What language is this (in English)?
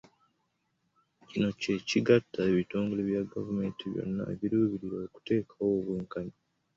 Ganda